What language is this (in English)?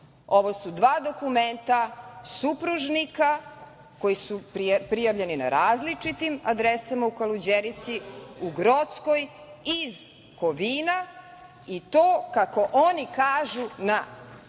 Serbian